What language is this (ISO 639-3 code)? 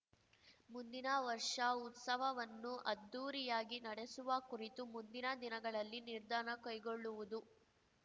kan